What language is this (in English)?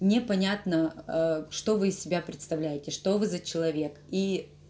Russian